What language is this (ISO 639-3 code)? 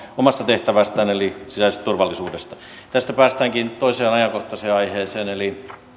fin